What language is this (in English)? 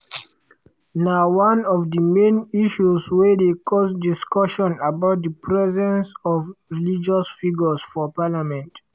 Nigerian Pidgin